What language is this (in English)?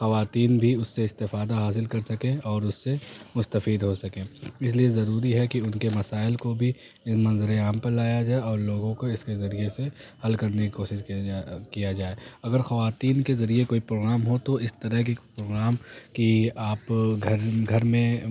Urdu